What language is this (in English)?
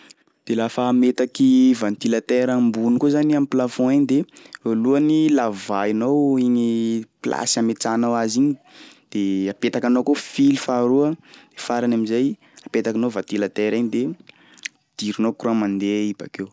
Sakalava Malagasy